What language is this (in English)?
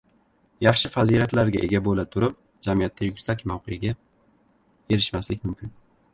Uzbek